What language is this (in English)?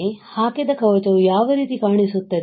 Kannada